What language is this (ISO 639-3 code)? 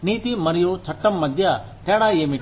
tel